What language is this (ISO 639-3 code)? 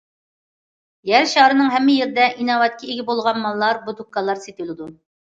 uig